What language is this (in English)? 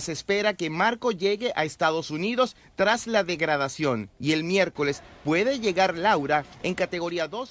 Spanish